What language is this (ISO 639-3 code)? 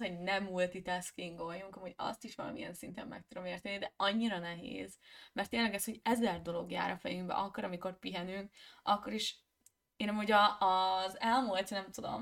hun